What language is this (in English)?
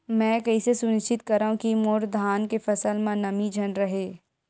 Chhattisgarhi